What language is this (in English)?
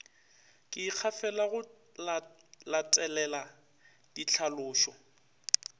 Northern Sotho